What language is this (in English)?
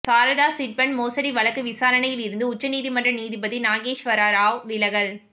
Tamil